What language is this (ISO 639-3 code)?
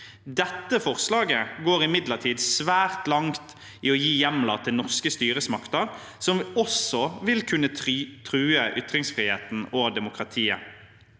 nor